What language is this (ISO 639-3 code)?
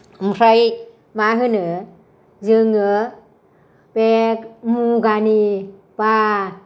brx